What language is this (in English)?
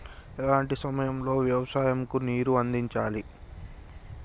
Telugu